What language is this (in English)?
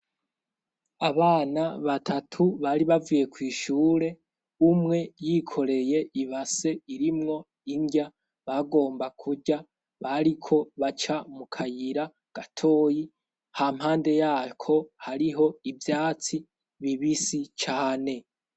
Rundi